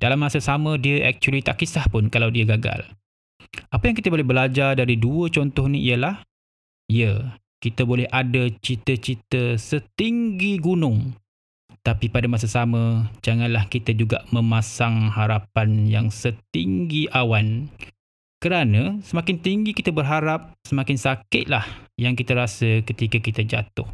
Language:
Malay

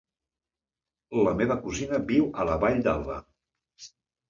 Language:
Catalan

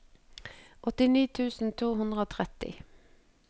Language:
Norwegian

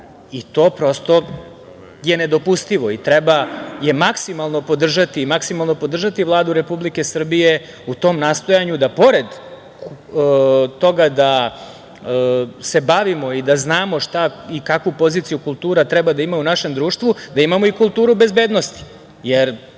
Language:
Serbian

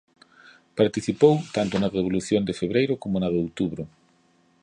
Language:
Galician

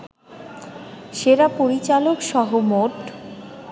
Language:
Bangla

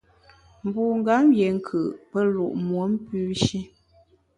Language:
Bamun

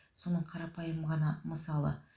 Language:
Kazakh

